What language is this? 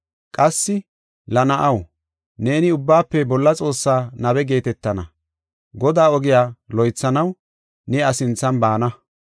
Gofa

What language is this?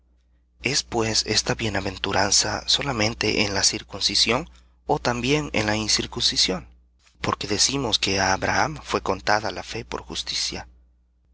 Spanish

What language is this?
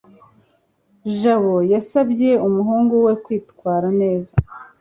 Kinyarwanda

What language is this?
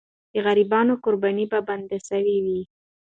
Pashto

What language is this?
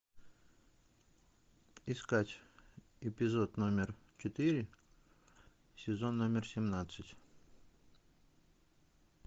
Russian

